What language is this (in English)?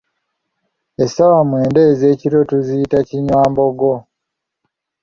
Ganda